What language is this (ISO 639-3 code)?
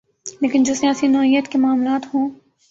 urd